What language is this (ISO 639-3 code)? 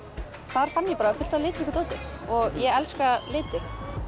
isl